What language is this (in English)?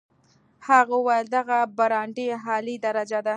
Pashto